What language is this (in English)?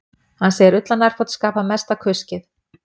Icelandic